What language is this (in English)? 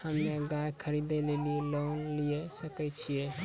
Maithili